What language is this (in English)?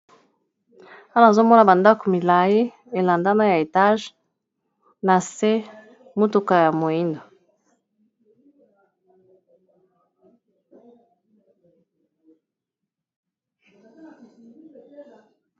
Lingala